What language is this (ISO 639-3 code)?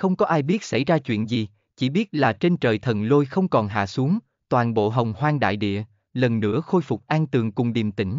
vie